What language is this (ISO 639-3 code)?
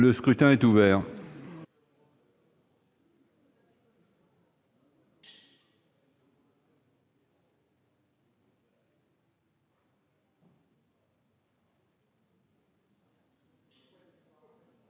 fra